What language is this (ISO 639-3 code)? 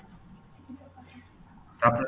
ori